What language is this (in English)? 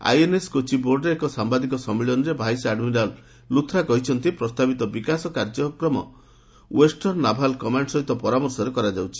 Odia